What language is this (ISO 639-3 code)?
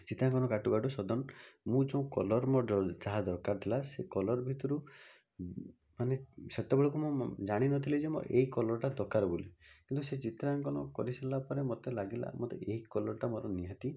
ori